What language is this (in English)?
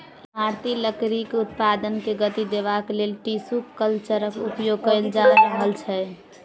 Maithili